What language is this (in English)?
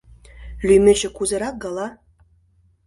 Mari